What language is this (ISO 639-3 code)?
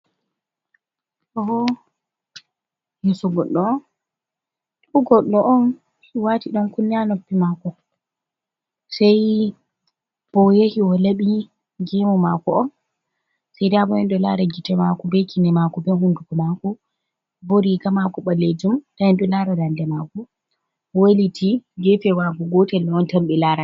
ful